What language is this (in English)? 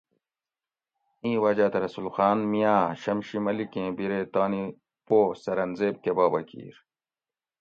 Gawri